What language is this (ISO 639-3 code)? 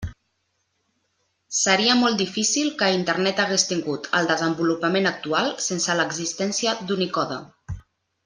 cat